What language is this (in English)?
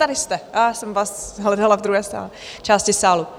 Czech